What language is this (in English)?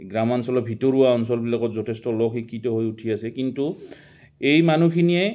Assamese